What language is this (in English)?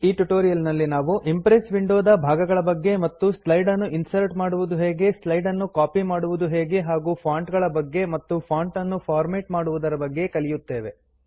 Kannada